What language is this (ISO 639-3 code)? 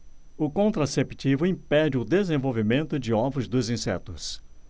por